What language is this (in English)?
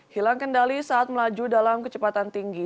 Indonesian